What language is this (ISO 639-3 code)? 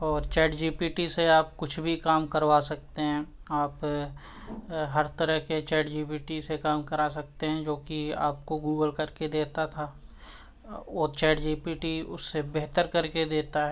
urd